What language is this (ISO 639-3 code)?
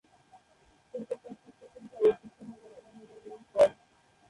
ben